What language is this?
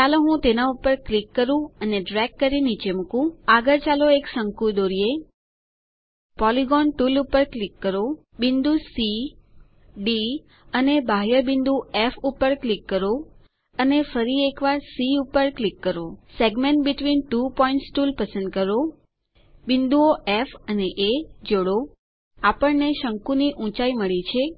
Gujarati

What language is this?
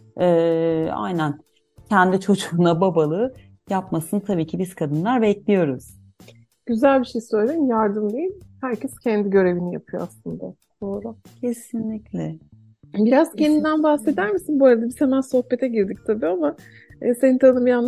Turkish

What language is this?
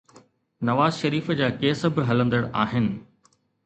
Sindhi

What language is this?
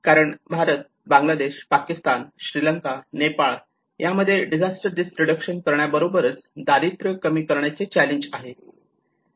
Marathi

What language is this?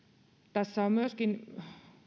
Finnish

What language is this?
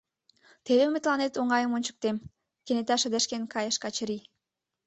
Mari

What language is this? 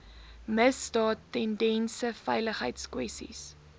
Afrikaans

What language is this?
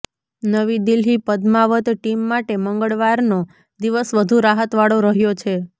Gujarati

